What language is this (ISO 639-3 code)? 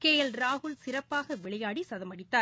tam